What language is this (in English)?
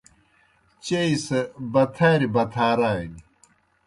Kohistani Shina